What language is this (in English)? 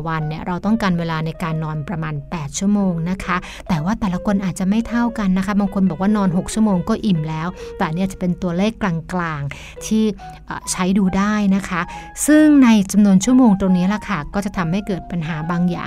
Thai